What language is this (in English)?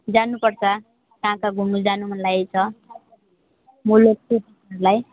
Nepali